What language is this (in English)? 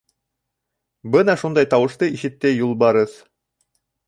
Bashkir